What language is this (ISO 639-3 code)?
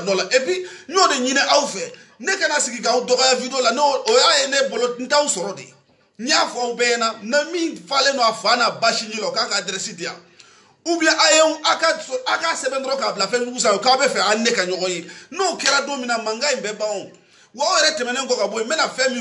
fra